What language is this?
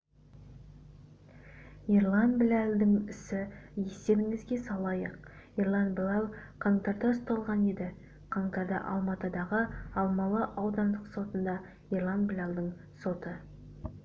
Kazakh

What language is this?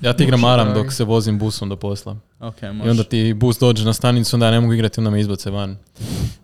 Croatian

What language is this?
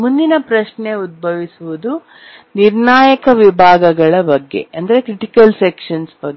Kannada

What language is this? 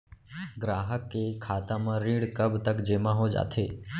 Chhattisgarhi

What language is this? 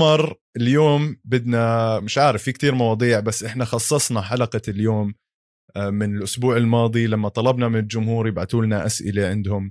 Arabic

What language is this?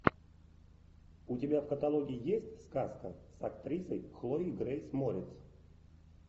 Russian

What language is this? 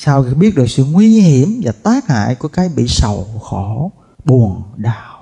Vietnamese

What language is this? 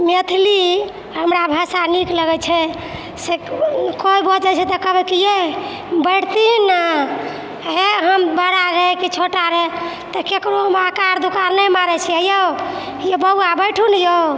Maithili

